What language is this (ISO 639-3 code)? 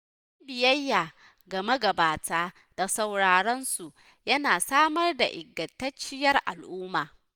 hau